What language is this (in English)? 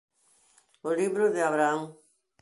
Galician